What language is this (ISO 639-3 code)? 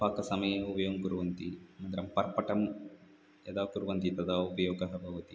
san